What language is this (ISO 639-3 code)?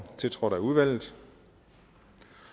dan